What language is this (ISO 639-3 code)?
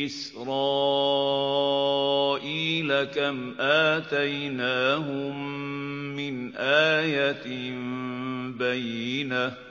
ara